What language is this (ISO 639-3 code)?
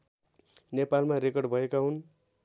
nep